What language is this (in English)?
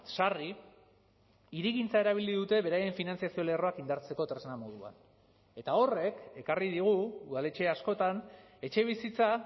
Basque